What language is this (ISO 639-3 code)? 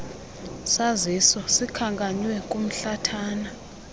xho